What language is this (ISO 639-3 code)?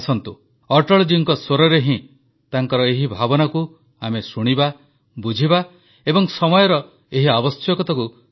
ori